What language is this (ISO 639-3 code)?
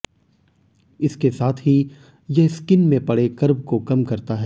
hin